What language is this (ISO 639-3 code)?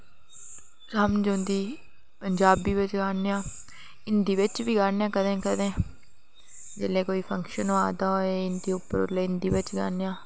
doi